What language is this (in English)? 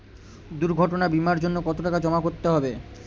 Bangla